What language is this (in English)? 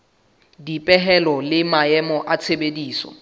Southern Sotho